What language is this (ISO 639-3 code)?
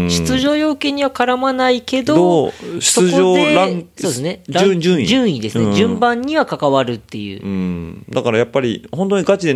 jpn